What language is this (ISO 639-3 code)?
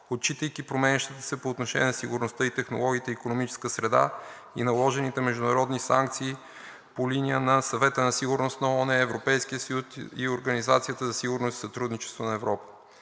bul